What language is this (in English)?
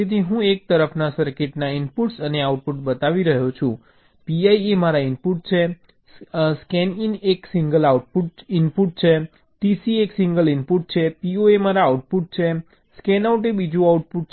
Gujarati